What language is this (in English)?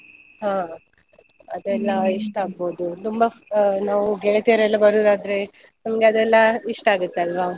Kannada